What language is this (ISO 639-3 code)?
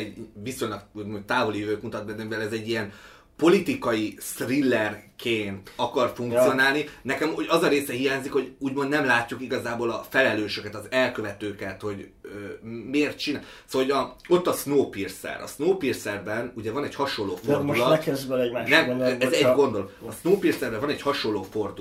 hun